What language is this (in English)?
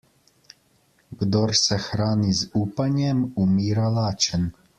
Slovenian